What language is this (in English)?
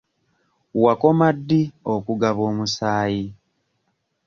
Ganda